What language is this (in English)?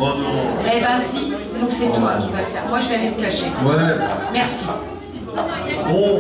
French